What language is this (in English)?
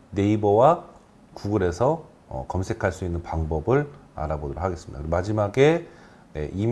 Korean